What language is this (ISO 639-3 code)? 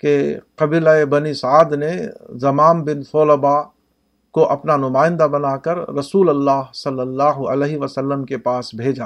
urd